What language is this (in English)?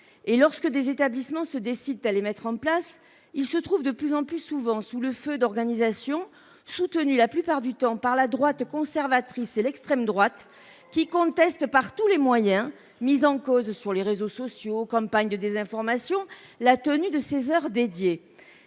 French